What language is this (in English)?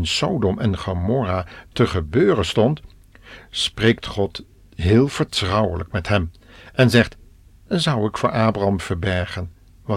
Dutch